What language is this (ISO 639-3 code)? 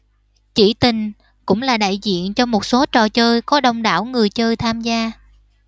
vie